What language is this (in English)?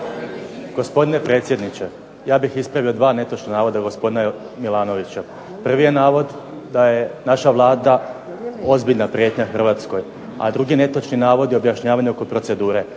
Croatian